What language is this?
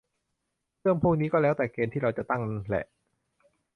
Thai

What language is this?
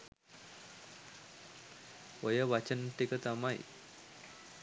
Sinhala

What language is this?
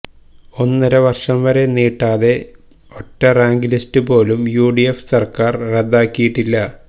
Malayalam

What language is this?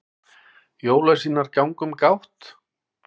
Icelandic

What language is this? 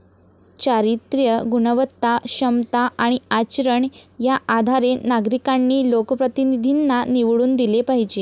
Marathi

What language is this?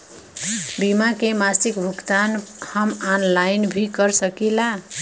Bhojpuri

